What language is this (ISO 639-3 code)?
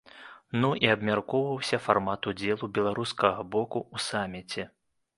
bel